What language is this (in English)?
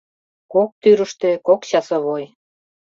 Mari